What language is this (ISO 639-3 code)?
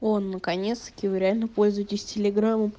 rus